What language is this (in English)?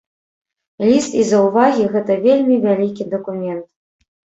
Belarusian